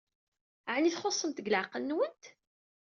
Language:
Kabyle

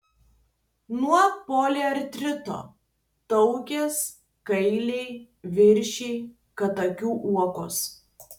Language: Lithuanian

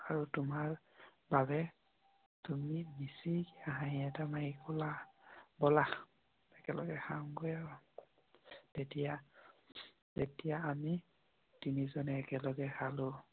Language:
Assamese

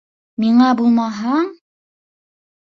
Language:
Bashkir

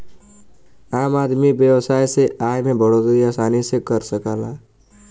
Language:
Bhojpuri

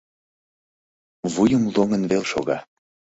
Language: Mari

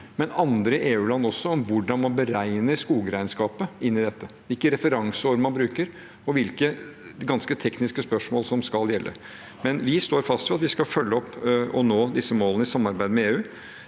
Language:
Norwegian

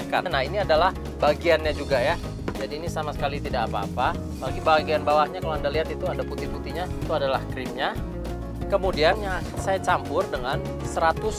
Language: Indonesian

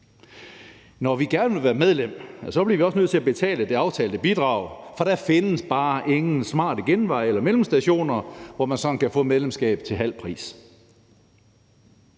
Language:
Danish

